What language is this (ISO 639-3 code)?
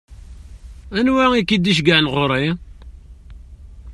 kab